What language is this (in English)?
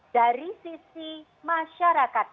Indonesian